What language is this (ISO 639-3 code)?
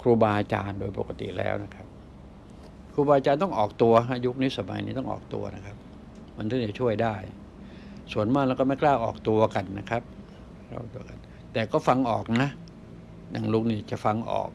tha